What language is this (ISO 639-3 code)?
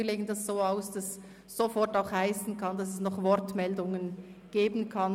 gsw